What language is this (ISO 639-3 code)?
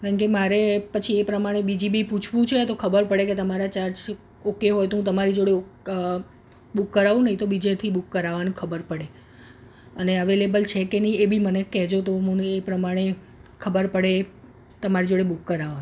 guj